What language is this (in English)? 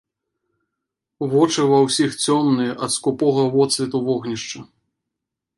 Belarusian